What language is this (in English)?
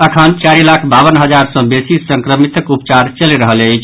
Maithili